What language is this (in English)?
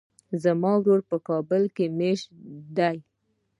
Pashto